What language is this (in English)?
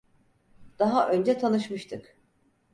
Turkish